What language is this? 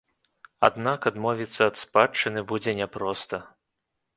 Belarusian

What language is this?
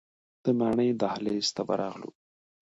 Pashto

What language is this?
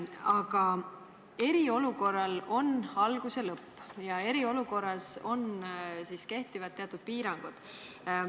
Estonian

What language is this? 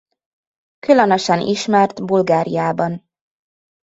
Hungarian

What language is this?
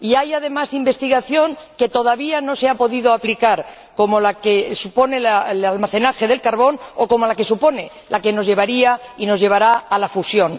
Spanish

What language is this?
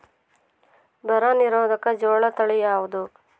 Kannada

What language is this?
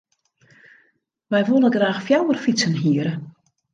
Western Frisian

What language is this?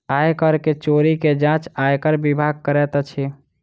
Maithili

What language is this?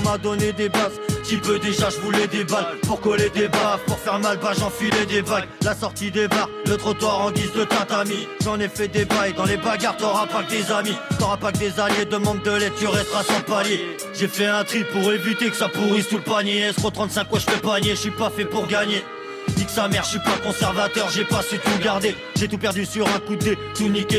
French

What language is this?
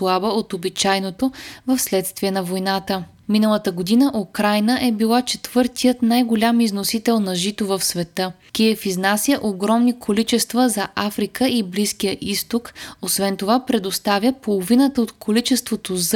Bulgarian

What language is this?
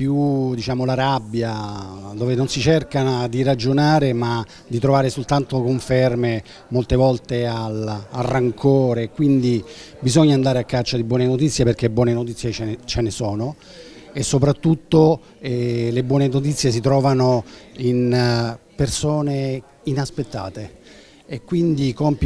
Italian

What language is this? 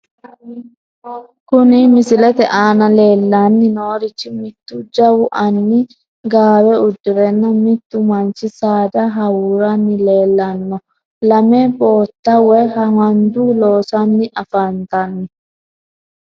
Sidamo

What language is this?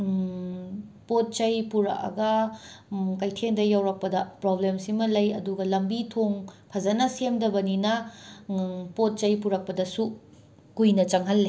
Manipuri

